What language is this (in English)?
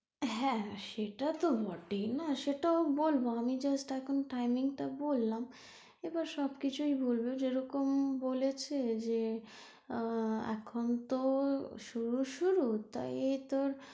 Bangla